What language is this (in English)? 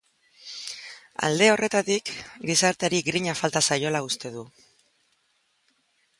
Basque